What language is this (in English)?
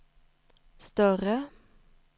Swedish